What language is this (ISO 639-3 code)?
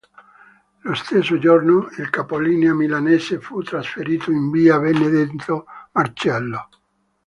ita